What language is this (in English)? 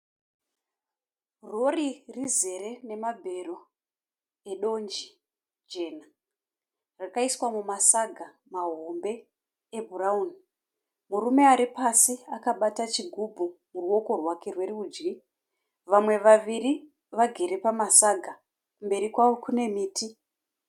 Shona